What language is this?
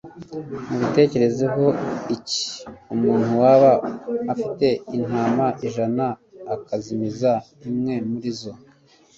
Kinyarwanda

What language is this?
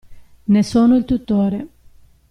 Italian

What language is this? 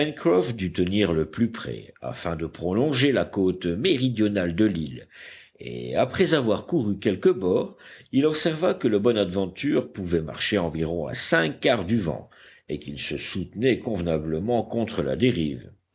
French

